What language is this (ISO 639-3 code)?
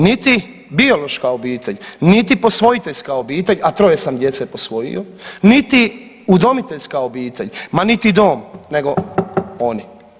hrv